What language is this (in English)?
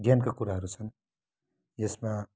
Nepali